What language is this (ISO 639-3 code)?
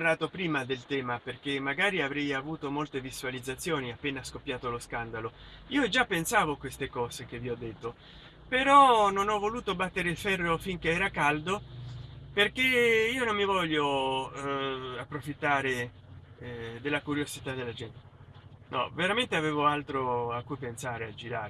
ita